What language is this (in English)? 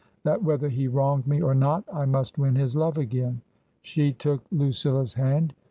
English